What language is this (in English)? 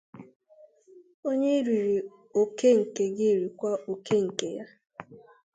Igbo